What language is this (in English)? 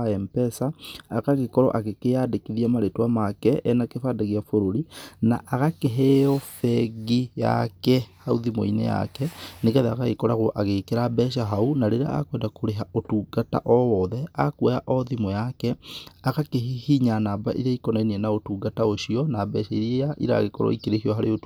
Kikuyu